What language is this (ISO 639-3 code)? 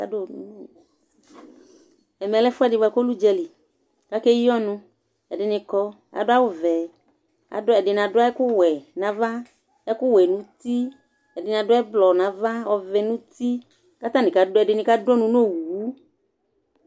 kpo